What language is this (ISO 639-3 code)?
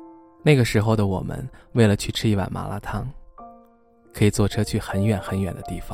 zho